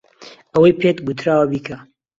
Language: Central Kurdish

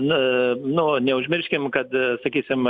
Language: Lithuanian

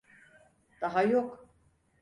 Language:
Turkish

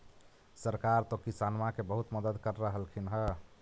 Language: Magahi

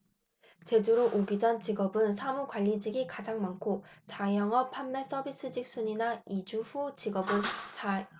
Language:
Korean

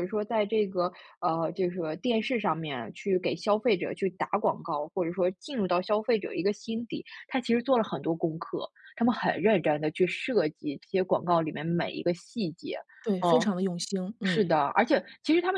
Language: Chinese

